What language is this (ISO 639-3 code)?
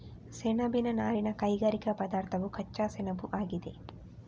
kan